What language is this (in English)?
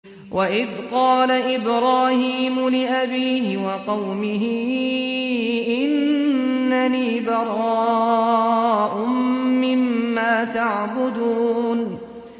Arabic